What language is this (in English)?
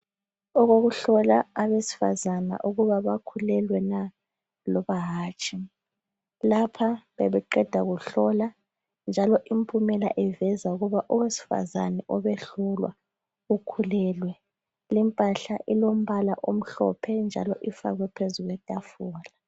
North Ndebele